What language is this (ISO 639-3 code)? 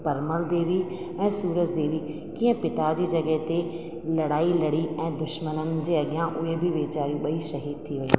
snd